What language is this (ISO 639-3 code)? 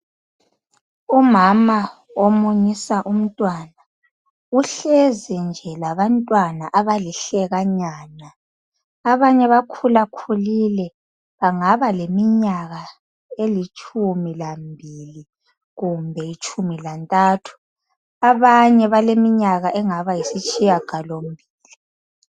nde